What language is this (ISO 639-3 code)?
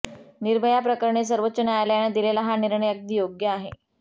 mar